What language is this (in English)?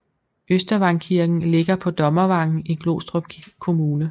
Danish